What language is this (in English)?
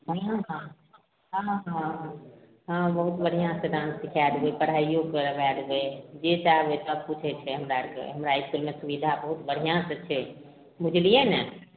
Maithili